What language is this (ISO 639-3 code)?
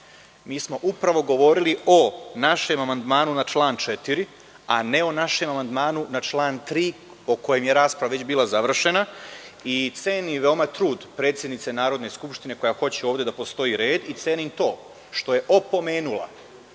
srp